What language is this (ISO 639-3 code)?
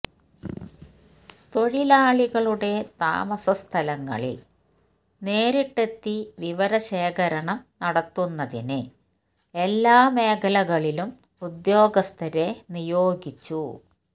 mal